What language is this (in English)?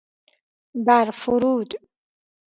Persian